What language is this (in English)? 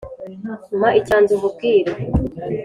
Kinyarwanda